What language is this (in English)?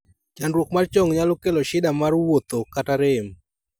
Luo (Kenya and Tanzania)